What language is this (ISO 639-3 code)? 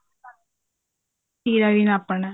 pan